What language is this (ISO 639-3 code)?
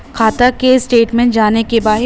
bho